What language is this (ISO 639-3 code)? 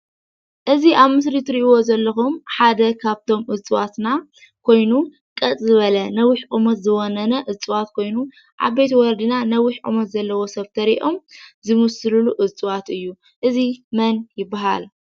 tir